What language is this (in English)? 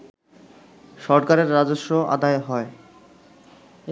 Bangla